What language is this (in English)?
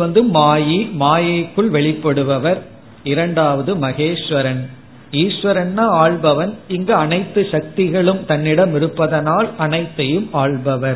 Tamil